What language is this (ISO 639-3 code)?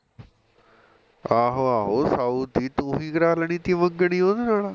pan